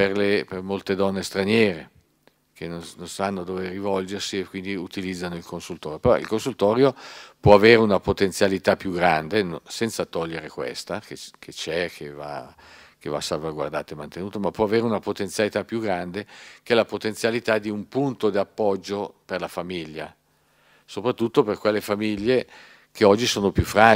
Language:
Italian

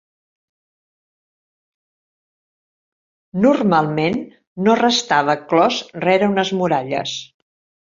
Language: Catalan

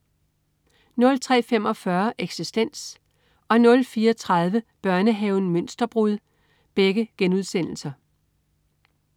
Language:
Danish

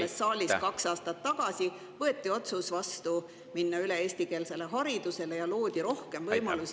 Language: Estonian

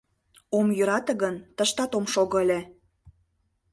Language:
Mari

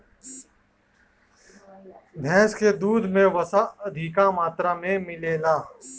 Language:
Bhojpuri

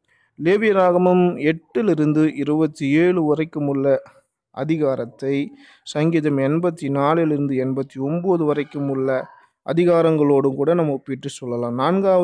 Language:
Tamil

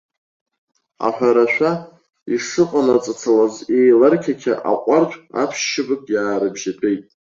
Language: Abkhazian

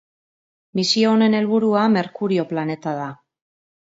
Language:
Basque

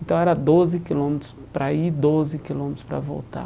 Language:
Portuguese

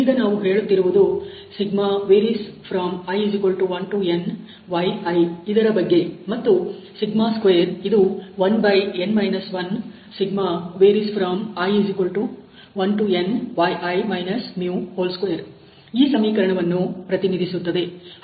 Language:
Kannada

